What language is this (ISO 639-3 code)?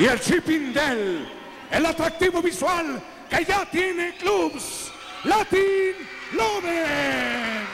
spa